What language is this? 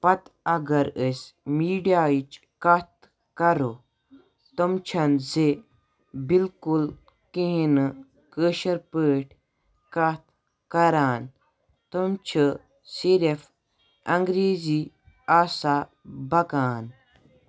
Kashmiri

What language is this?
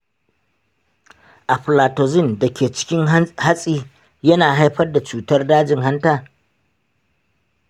Hausa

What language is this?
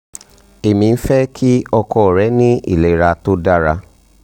Yoruba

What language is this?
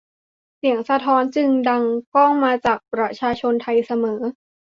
Thai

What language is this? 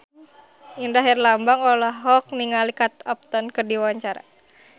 Sundanese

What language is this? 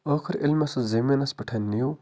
Kashmiri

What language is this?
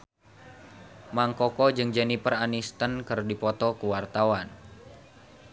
Sundanese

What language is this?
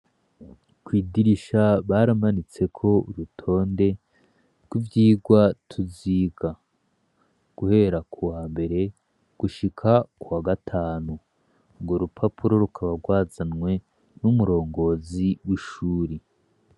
Rundi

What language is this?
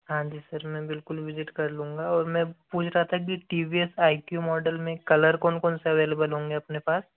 Hindi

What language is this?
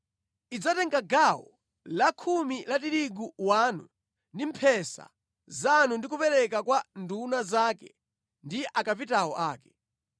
Nyanja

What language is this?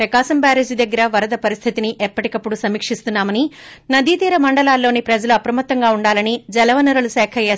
Telugu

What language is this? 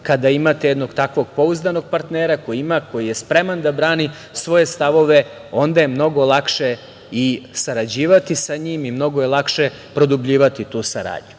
Serbian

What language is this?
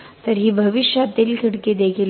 Marathi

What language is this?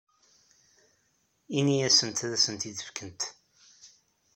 Kabyle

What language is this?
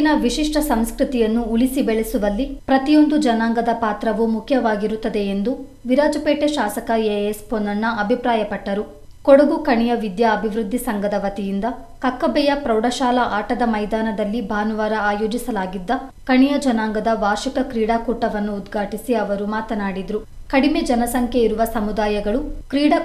Kannada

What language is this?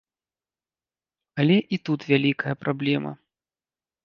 Belarusian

